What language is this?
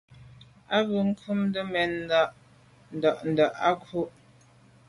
Medumba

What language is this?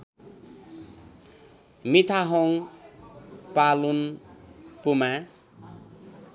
Nepali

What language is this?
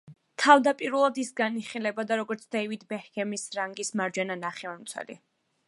Georgian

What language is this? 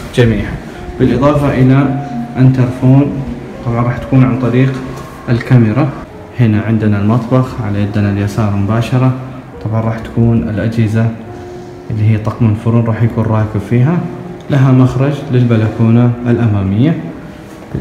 Arabic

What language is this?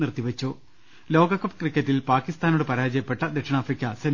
Malayalam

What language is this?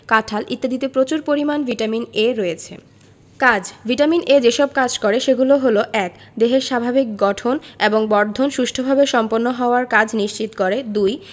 Bangla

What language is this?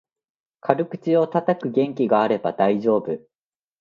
Japanese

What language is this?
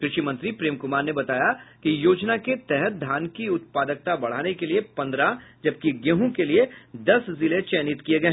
Hindi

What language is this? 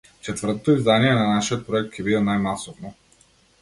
Macedonian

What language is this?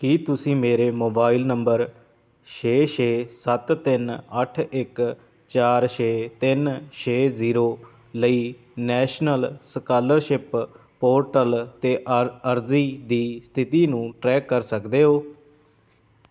Punjabi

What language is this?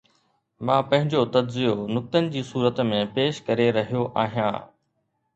Sindhi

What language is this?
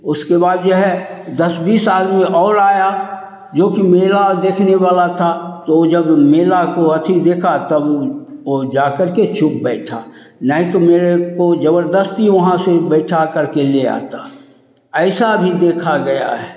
Hindi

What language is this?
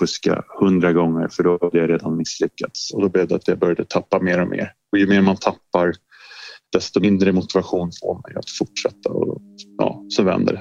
Swedish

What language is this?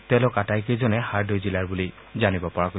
Assamese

